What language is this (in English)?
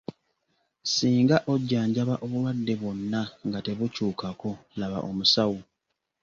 Ganda